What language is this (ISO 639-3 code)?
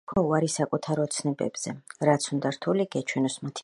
kat